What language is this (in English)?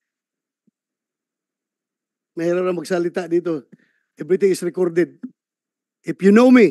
Filipino